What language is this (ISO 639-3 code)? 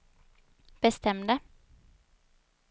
swe